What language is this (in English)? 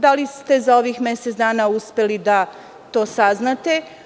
Serbian